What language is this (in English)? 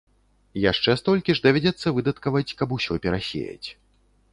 Belarusian